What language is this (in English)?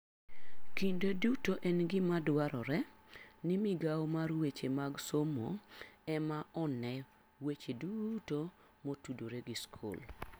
Luo (Kenya and Tanzania)